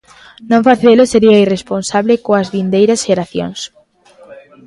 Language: Galician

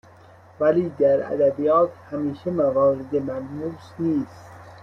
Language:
Persian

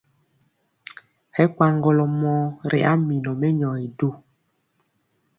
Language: Mpiemo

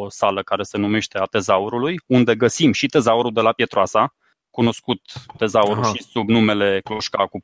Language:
Romanian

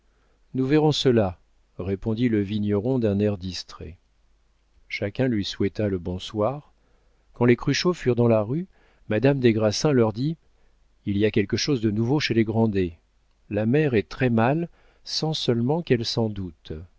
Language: French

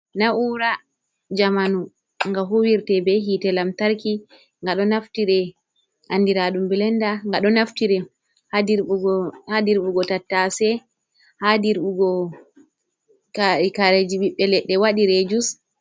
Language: Fula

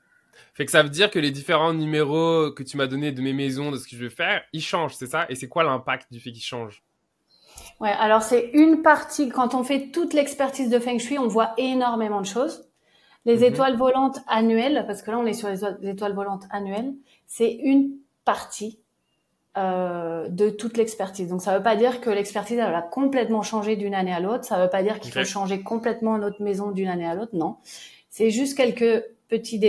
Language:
French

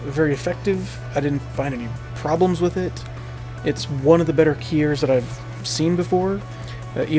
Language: English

